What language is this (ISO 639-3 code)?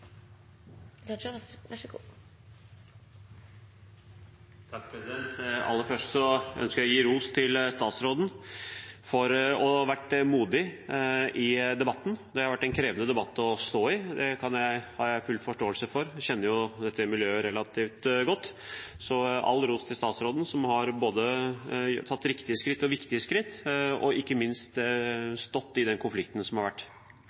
nob